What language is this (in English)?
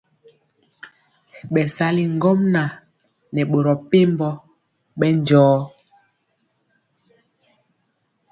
Mpiemo